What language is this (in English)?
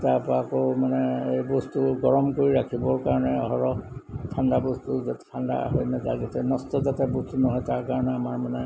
Assamese